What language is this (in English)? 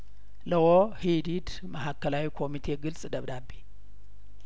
Amharic